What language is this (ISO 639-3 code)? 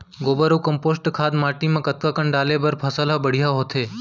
hne